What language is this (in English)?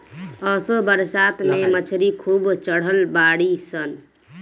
Bhojpuri